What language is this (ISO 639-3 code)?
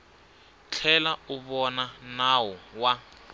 tso